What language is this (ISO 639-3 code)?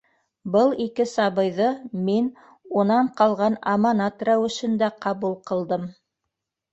bak